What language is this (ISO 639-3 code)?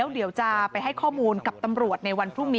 tha